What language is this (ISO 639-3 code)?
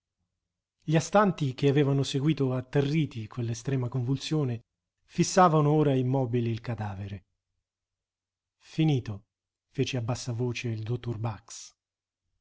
ita